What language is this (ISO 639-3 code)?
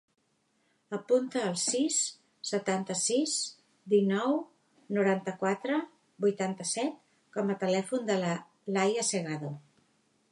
cat